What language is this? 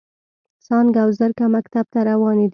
Pashto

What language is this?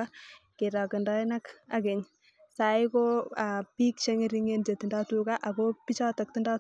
Kalenjin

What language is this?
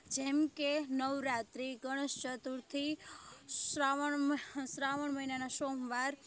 Gujarati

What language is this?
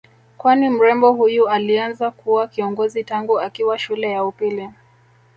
Swahili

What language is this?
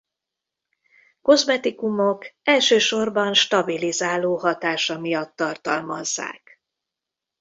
Hungarian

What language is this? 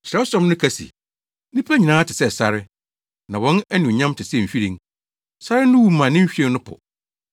Akan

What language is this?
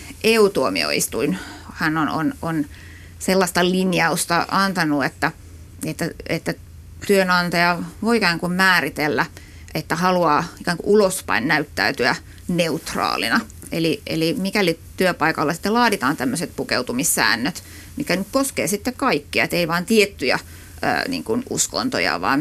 Finnish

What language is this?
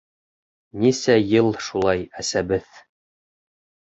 Bashkir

